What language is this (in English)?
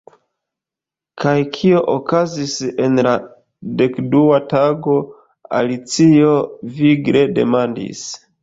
Esperanto